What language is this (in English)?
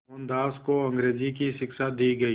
Hindi